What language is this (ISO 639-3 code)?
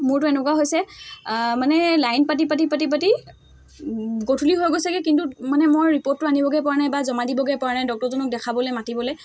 asm